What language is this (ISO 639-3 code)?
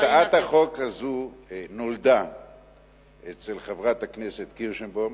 heb